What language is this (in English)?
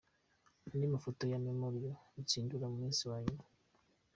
Kinyarwanda